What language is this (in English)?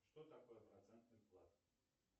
Russian